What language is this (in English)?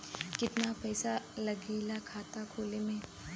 Bhojpuri